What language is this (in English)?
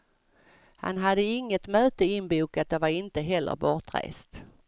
Swedish